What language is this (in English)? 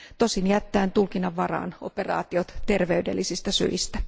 Finnish